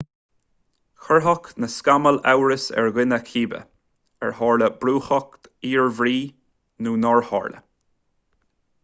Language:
Irish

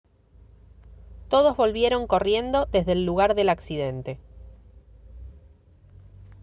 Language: Spanish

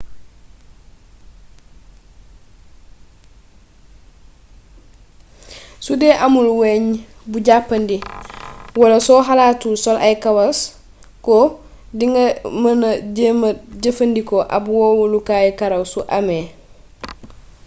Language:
Wolof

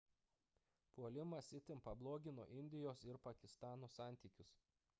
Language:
Lithuanian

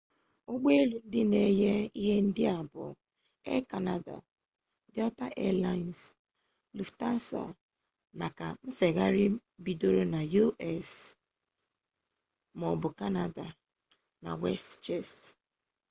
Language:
Igbo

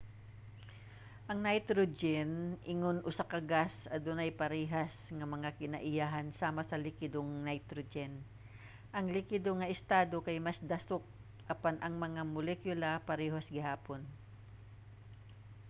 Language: Cebuano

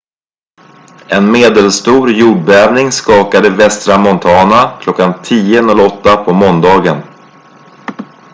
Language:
Swedish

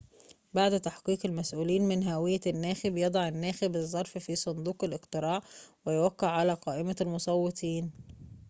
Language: Arabic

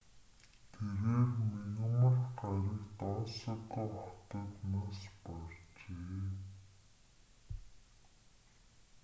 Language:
Mongolian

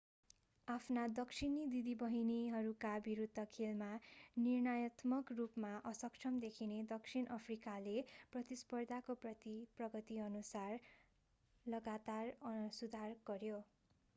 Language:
Nepali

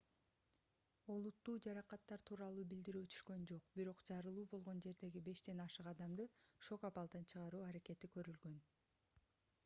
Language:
Kyrgyz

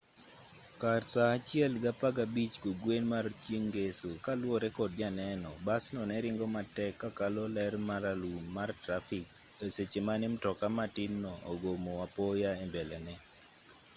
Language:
Luo (Kenya and Tanzania)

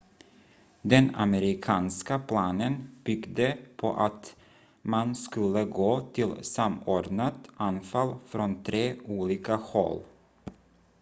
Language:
Swedish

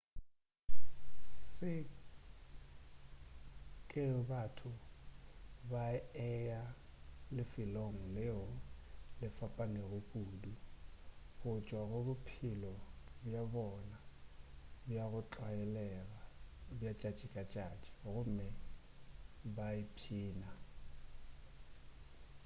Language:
Northern Sotho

